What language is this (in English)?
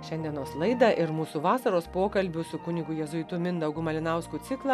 Lithuanian